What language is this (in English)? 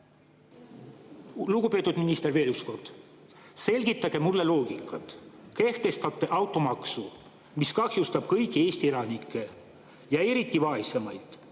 Estonian